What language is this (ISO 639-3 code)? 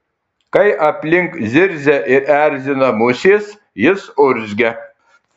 lit